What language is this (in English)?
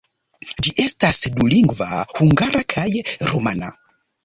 Esperanto